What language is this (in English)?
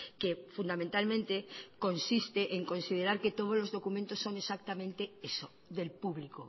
Spanish